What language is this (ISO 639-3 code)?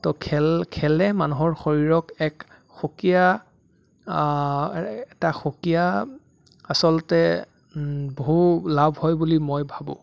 asm